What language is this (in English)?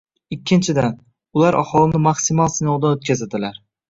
Uzbek